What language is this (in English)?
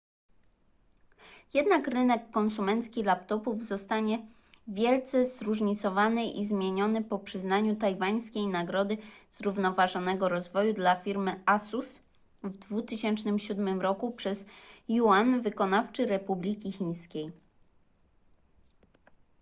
Polish